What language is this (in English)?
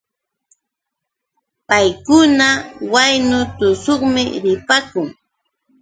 Yauyos Quechua